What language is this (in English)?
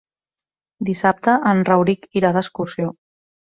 Catalan